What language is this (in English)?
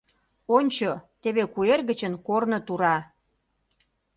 Mari